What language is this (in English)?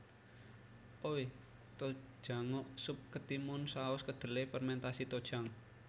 Javanese